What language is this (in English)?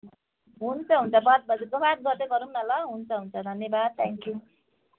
Nepali